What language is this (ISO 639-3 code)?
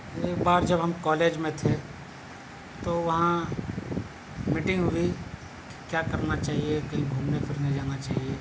urd